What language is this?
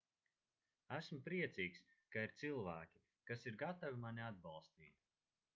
Latvian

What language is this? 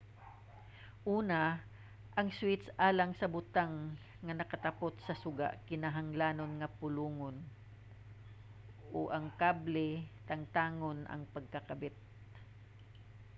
Cebuano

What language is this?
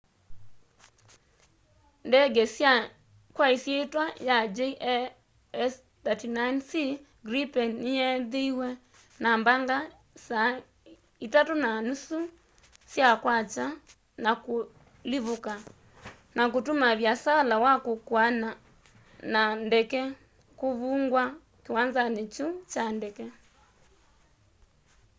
Kamba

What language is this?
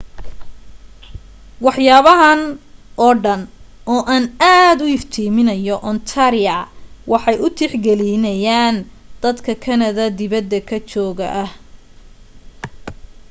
Somali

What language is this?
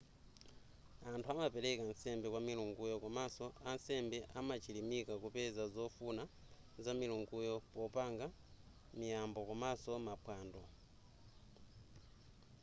Nyanja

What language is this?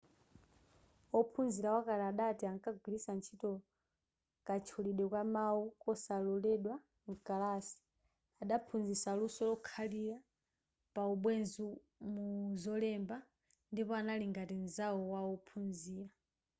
Nyanja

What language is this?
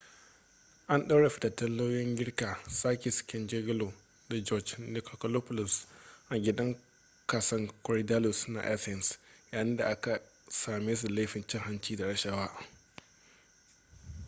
Hausa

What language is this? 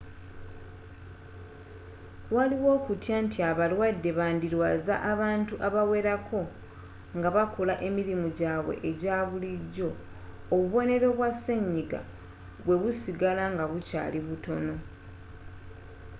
Ganda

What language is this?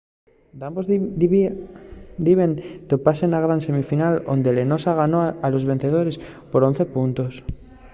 Asturian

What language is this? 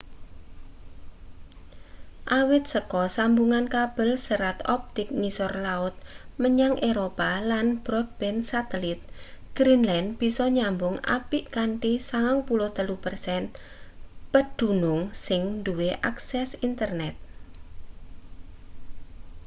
Javanese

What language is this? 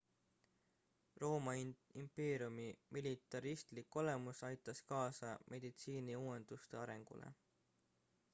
Estonian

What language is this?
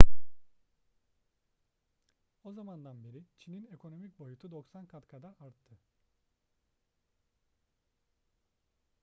Turkish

